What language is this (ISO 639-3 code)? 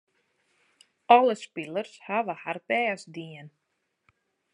fry